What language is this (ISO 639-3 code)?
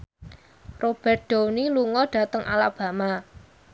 jav